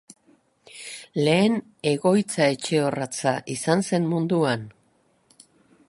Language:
Basque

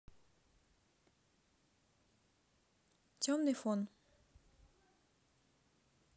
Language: Russian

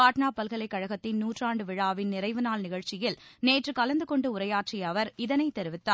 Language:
Tamil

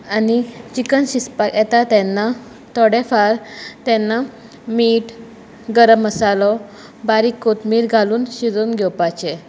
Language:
Konkani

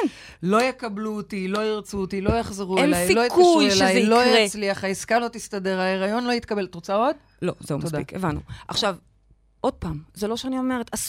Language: Hebrew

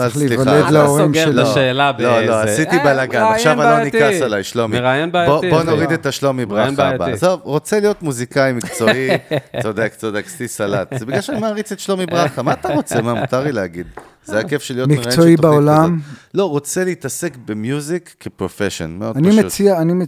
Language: Hebrew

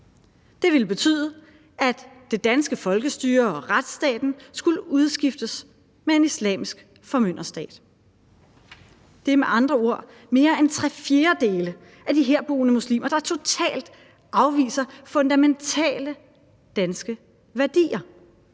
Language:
Danish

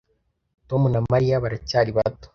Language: Kinyarwanda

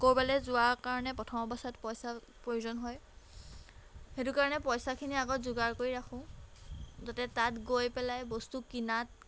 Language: Assamese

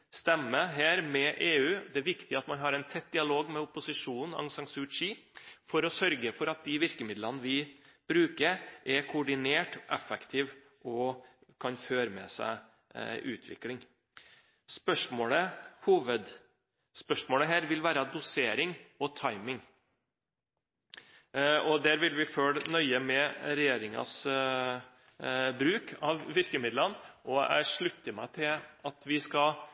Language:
Norwegian Bokmål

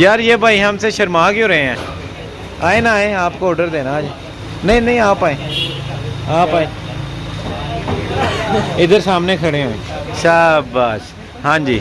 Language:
Urdu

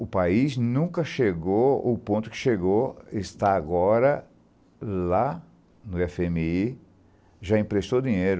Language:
Portuguese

